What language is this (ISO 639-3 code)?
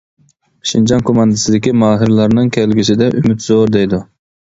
uig